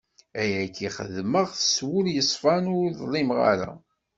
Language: Kabyle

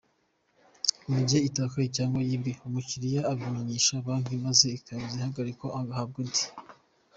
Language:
Kinyarwanda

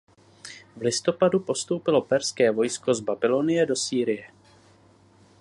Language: Czech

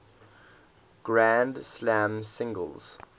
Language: English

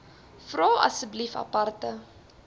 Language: Afrikaans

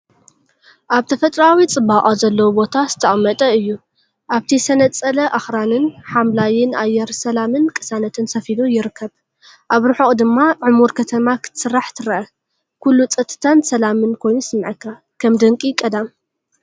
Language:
Tigrinya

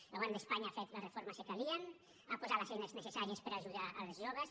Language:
Catalan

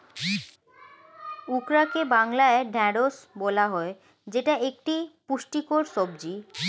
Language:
Bangla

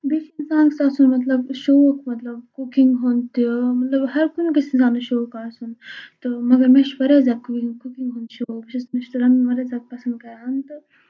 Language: Kashmiri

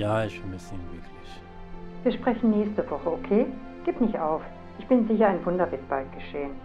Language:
German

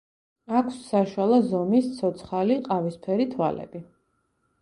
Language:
Georgian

